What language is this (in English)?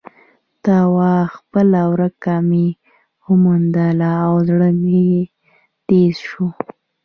Pashto